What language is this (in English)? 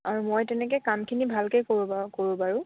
Assamese